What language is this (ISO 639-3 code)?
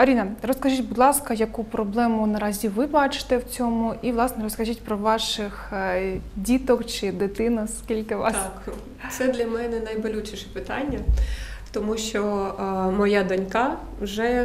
ukr